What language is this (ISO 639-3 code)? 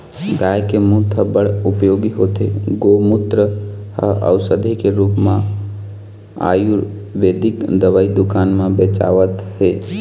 hne